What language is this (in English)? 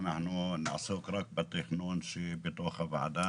Hebrew